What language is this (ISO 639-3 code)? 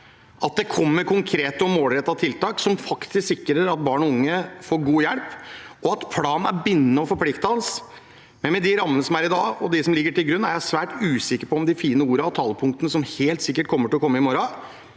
nor